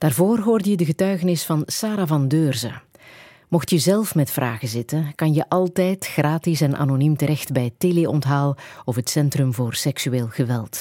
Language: Dutch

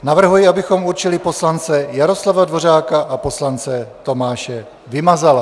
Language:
Czech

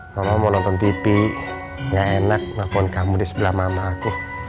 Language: Indonesian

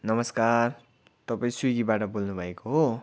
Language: Nepali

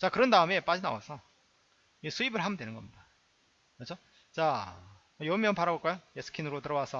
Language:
Korean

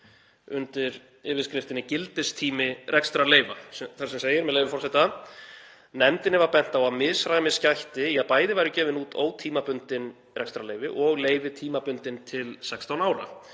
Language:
Icelandic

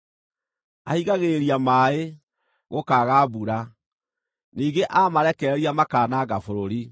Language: Kikuyu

